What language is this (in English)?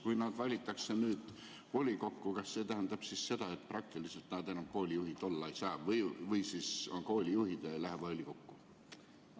Estonian